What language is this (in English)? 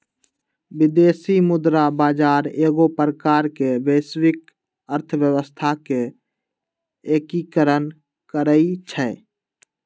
Magahi